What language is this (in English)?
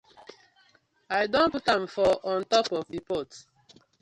Nigerian Pidgin